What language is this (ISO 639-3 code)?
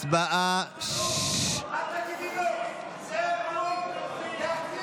heb